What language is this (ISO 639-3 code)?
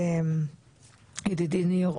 heb